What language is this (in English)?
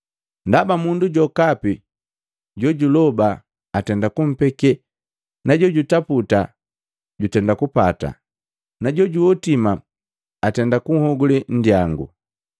Matengo